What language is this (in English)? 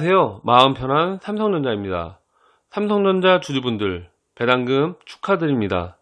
Korean